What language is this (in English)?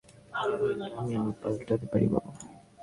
Bangla